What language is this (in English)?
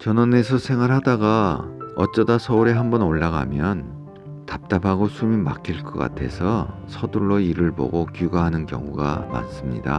Korean